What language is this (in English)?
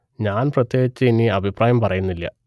Malayalam